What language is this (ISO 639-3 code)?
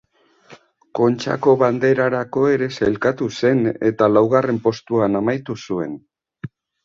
eus